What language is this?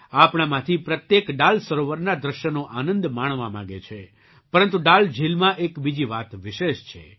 Gujarati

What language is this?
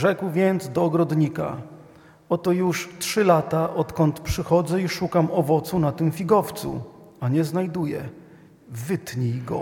Polish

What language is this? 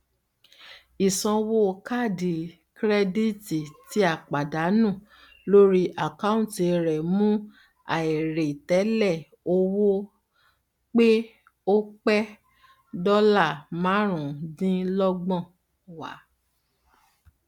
Yoruba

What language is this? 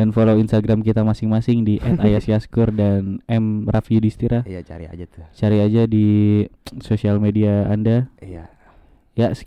Indonesian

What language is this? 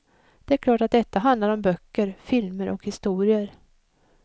Swedish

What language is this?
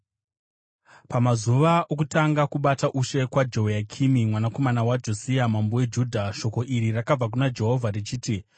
Shona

